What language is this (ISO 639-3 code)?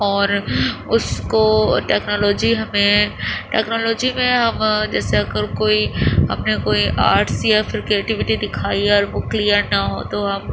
urd